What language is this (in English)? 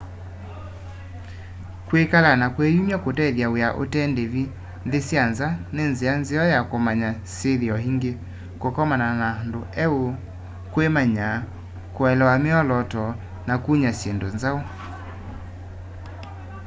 Kamba